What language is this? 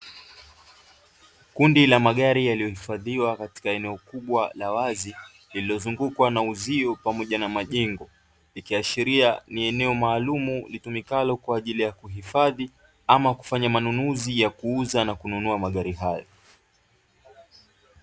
Swahili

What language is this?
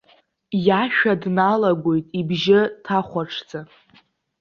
Abkhazian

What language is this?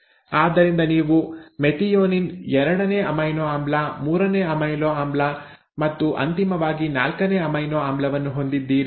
Kannada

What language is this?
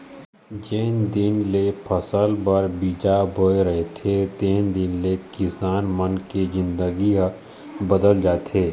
Chhattisgarhi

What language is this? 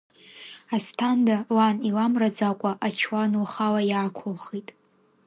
Abkhazian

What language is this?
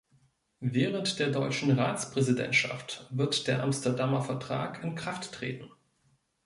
German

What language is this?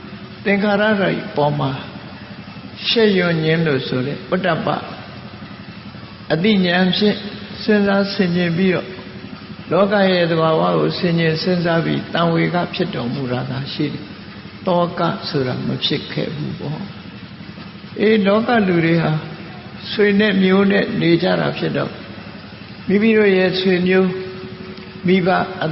Vietnamese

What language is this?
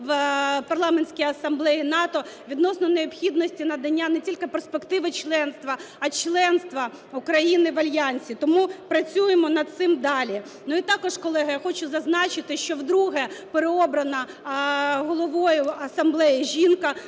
Ukrainian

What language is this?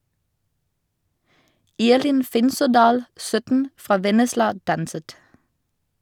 Norwegian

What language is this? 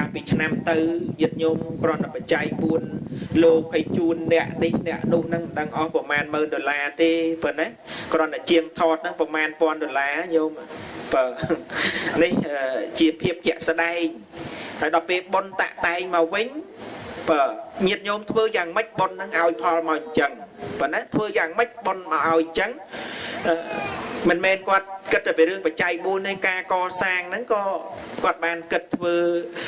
Vietnamese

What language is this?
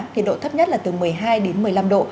Vietnamese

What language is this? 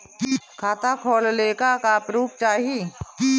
Bhojpuri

